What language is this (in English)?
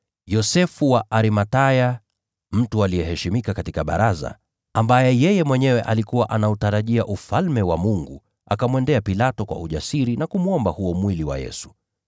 Swahili